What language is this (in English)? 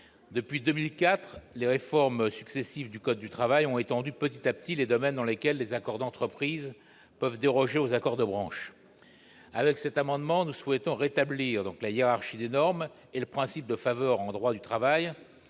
French